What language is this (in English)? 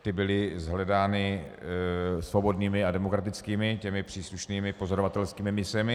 Czech